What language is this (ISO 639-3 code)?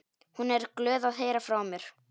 isl